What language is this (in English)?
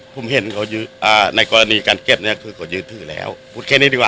Thai